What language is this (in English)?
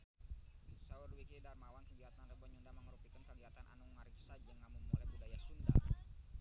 Sundanese